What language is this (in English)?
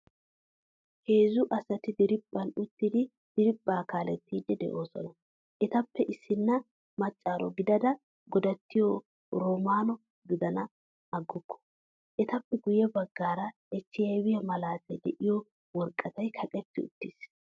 Wolaytta